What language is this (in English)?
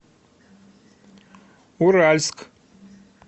Russian